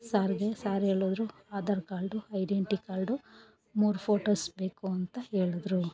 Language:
Kannada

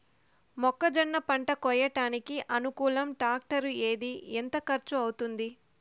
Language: Telugu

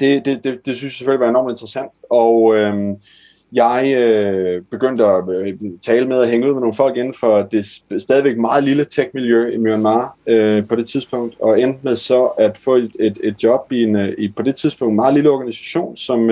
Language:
Danish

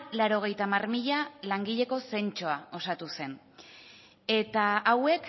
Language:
Basque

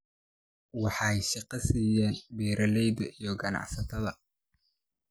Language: Somali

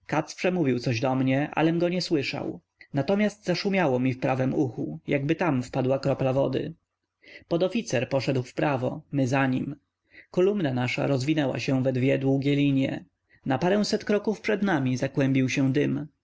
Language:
Polish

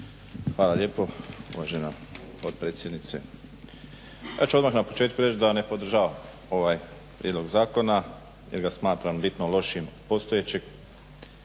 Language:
Croatian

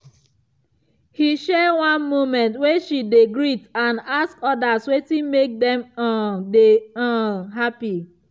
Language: Nigerian Pidgin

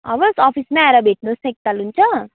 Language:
Nepali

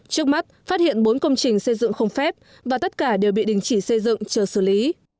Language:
Vietnamese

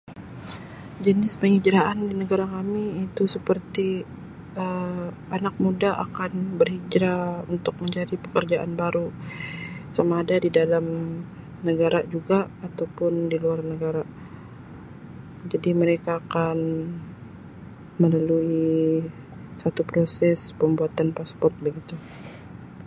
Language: Sabah Malay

